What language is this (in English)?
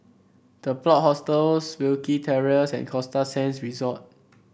English